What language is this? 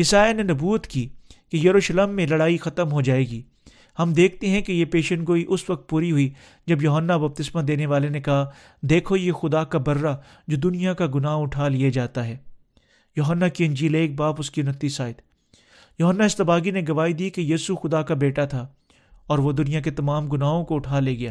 Urdu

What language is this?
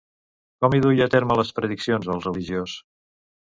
Catalan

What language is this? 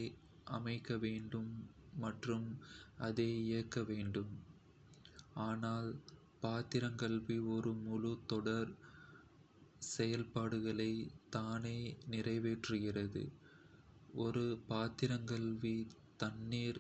Kota (India)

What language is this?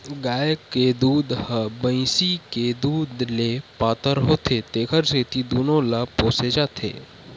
Chhattisgarhi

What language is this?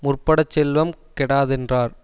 Tamil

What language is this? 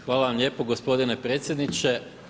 Croatian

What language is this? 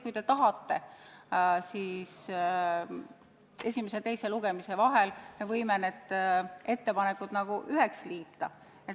Estonian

